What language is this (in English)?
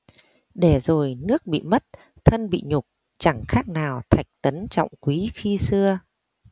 Vietnamese